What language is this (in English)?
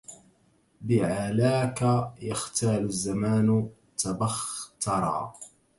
Arabic